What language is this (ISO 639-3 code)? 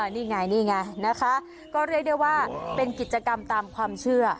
tha